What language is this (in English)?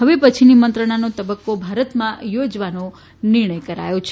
Gujarati